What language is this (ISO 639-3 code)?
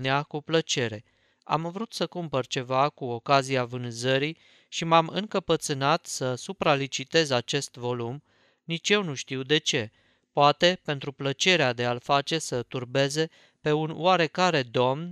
ron